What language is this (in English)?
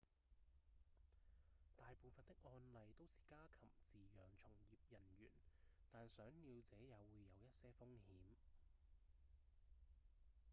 Cantonese